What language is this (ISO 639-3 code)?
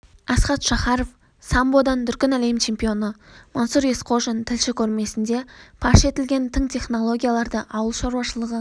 kaz